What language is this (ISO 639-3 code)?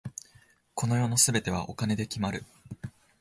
jpn